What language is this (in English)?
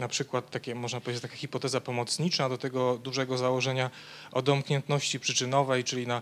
Polish